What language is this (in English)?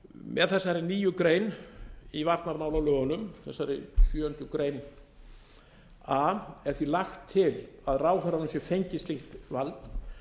Icelandic